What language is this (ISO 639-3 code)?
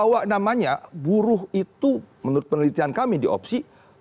ind